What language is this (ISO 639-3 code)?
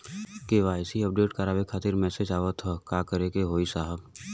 bho